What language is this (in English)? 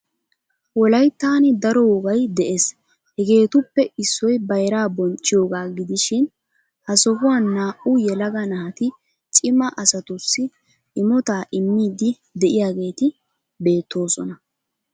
Wolaytta